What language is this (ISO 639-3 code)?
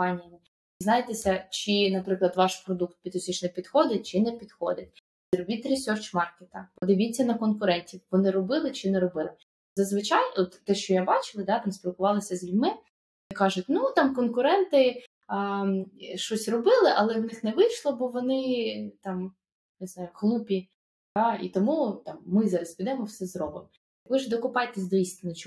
ukr